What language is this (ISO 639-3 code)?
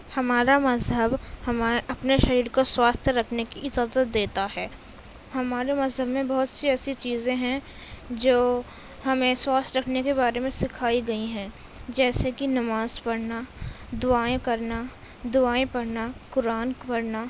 urd